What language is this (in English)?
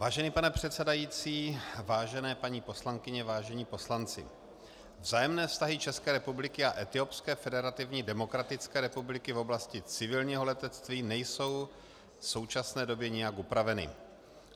Czech